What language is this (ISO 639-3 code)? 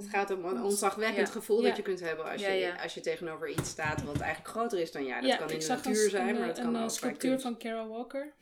nld